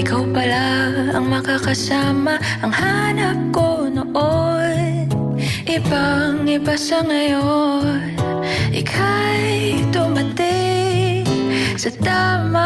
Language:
Filipino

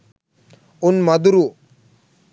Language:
Sinhala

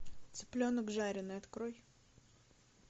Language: Russian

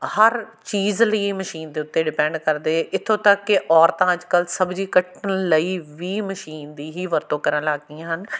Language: Punjabi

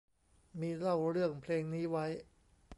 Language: Thai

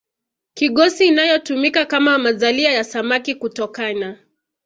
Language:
Swahili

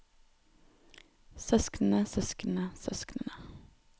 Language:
Norwegian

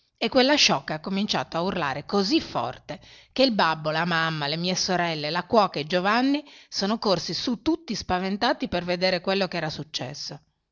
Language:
Italian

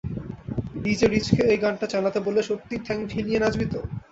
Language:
Bangla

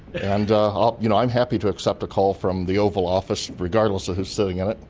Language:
English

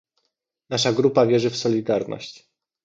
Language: Polish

